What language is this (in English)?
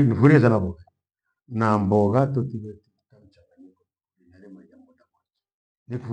Gweno